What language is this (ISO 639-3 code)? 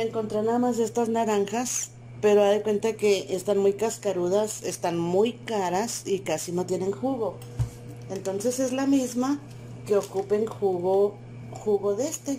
spa